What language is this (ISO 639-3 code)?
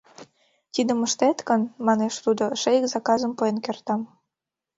chm